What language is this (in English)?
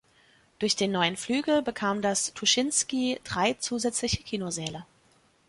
German